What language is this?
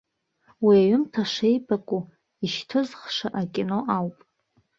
Abkhazian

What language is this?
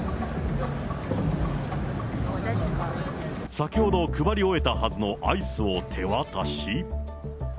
Japanese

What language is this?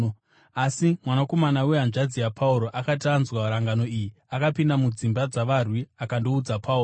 Shona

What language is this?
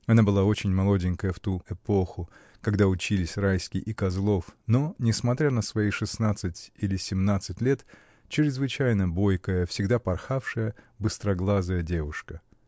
Russian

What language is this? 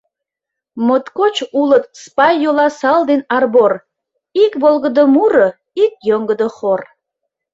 Mari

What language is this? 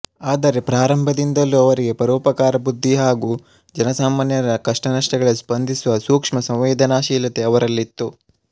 Kannada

